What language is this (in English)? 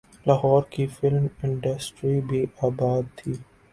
Urdu